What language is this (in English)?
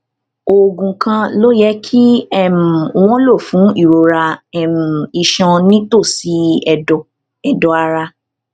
Yoruba